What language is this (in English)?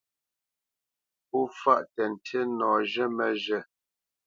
Bamenyam